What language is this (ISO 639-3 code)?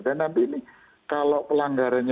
ind